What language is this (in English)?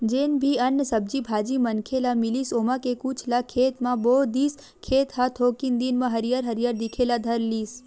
Chhattisgarhi